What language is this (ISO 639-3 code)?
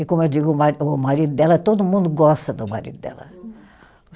por